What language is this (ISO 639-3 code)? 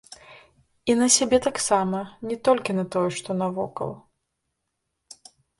bel